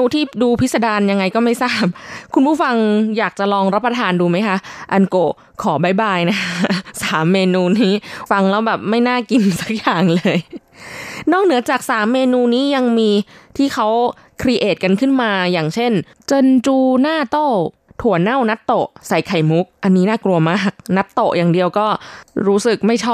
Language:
Thai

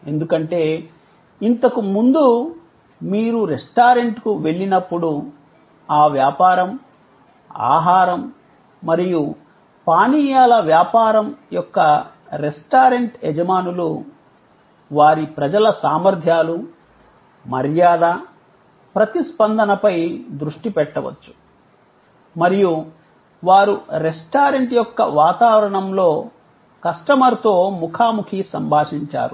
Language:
Telugu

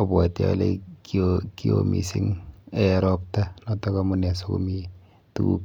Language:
Kalenjin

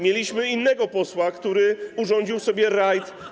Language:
Polish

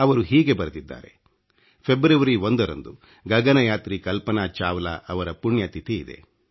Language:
Kannada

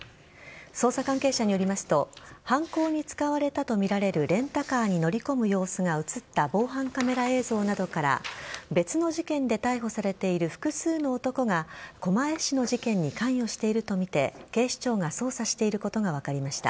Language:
Japanese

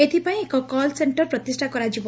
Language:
Odia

